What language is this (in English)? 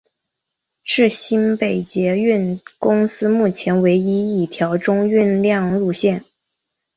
Chinese